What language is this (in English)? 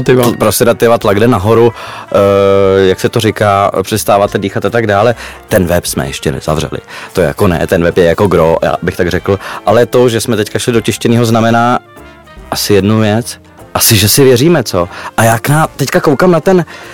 Czech